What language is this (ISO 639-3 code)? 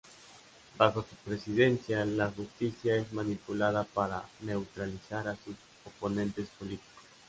spa